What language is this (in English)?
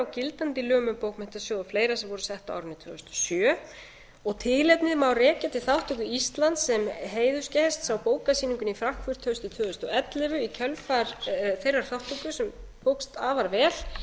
Icelandic